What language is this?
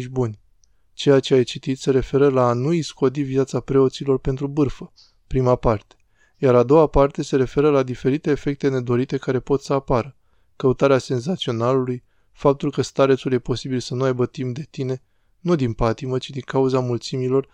Romanian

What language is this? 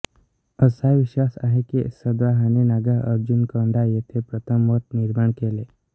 Marathi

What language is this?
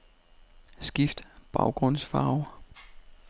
Danish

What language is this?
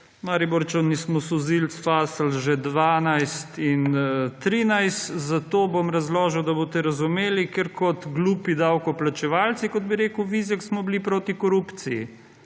Slovenian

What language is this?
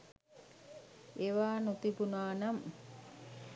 Sinhala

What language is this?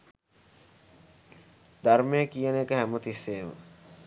Sinhala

